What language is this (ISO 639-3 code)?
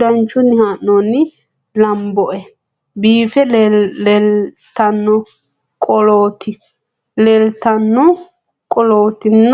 sid